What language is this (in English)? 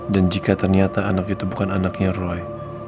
Indonesian